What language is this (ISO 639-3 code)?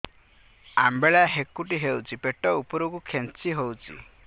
ori